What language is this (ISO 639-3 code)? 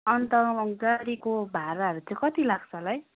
nep